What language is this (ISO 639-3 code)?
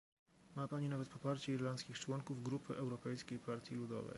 pol